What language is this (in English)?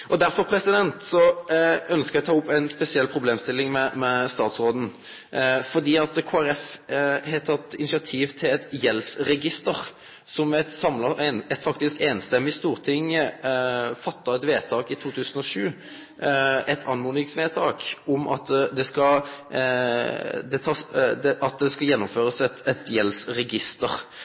Norwegian Nynorsk